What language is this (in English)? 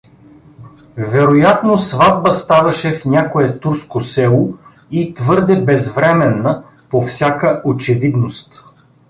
Bulgarian